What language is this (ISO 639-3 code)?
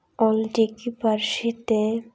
sat